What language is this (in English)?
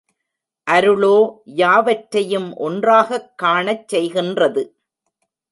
Tamil